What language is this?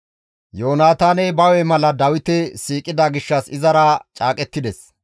Gamo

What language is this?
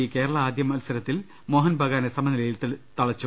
Malayalam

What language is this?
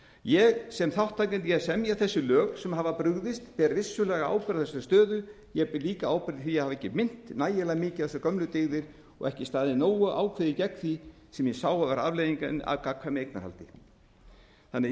Icelandic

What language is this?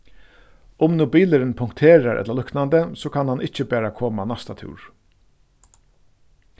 Faroese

